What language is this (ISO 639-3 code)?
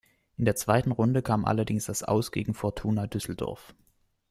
deu